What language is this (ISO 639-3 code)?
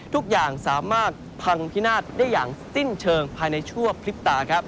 tha